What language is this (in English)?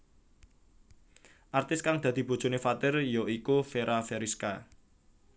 Javanese